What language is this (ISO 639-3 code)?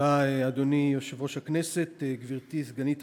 heb